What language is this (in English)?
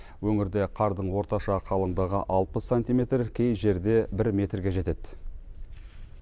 Kazakh